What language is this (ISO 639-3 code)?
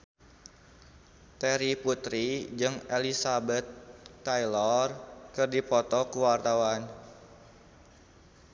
sun